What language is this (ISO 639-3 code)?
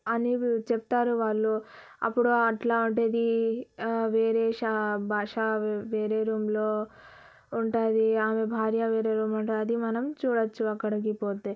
tel